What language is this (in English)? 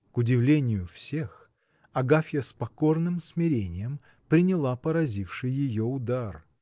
Russian